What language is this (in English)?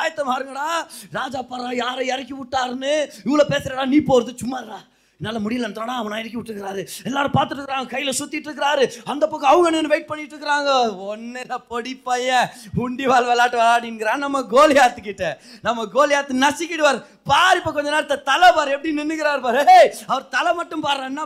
Tamil